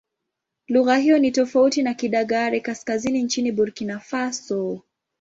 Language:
Swahili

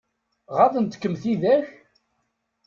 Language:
Kabyle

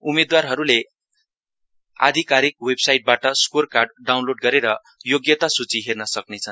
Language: Nepali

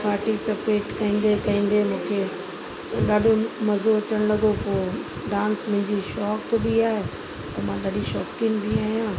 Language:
Sindhi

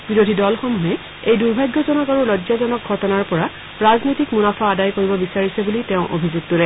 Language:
Assamese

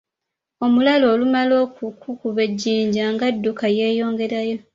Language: Ganda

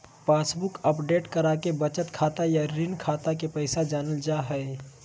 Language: Magahi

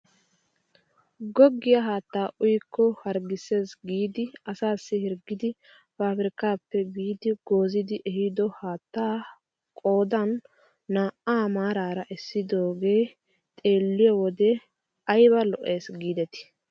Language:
Wolaytta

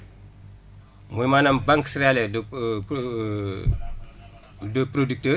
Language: Wolof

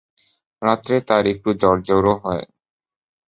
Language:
Bangla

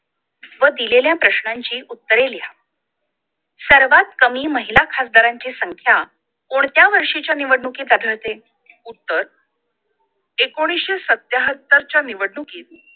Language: Marathi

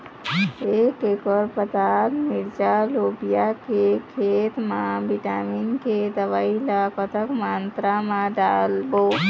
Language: Chhattisgarhi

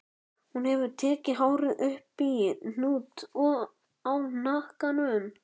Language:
Icelandic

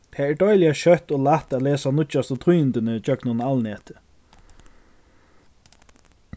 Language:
Faroese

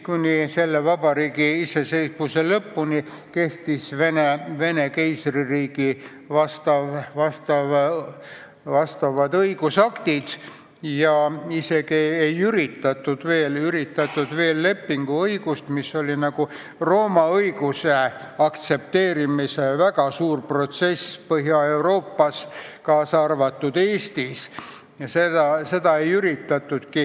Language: Estonian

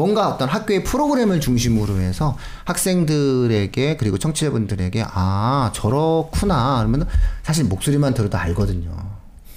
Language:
Korean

